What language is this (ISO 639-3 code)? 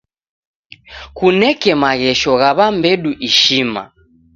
dav